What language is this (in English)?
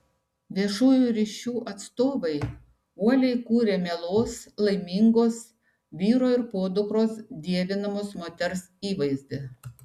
Lithuanian